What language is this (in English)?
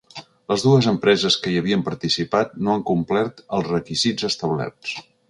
Catalan